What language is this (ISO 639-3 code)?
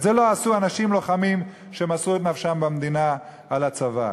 heb